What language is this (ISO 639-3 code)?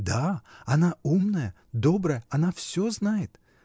rus